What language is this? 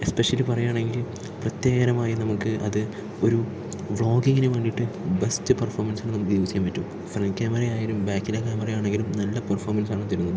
Malayalam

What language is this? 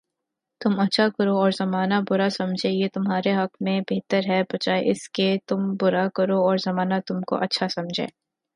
Urdu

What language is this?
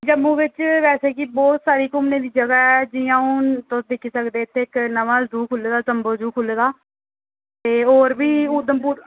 Dogri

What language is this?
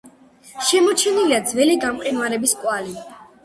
Georgian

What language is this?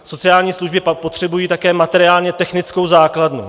Czech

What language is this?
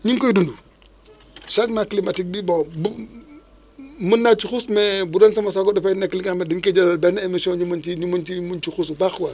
Wolof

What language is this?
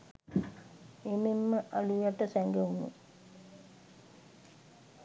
Sinhala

